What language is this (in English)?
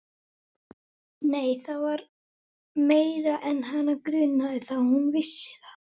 Icelandic